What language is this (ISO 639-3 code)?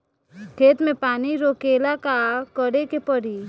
bho